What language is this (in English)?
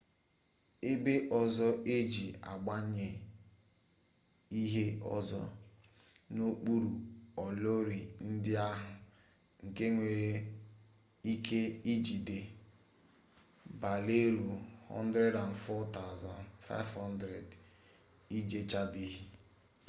Igbo